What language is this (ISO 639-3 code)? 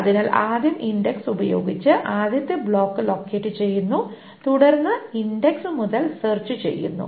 mal